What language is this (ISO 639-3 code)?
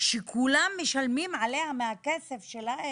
heb